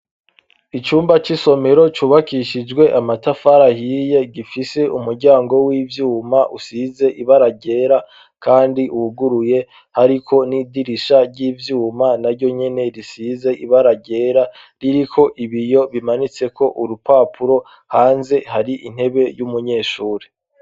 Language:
Rundi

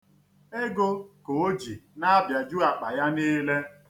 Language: Igbo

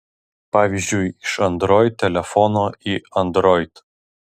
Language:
Lithuanian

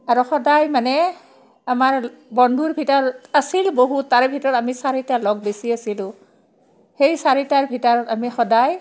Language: Assamese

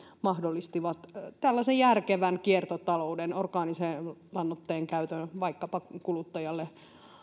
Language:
Finnish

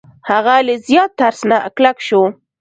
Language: Pashto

